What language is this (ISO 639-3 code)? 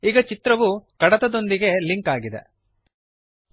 kan